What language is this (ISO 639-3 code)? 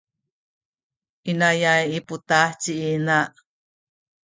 szy